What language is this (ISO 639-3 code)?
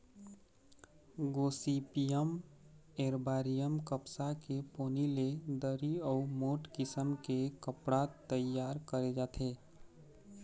hne